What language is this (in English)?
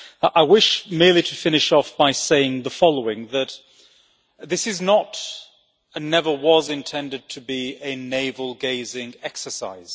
English